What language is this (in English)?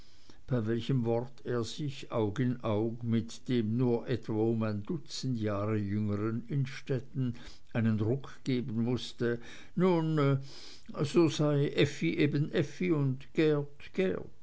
German